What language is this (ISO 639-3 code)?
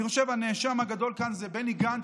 heb